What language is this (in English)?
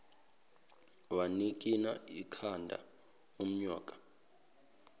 Zulu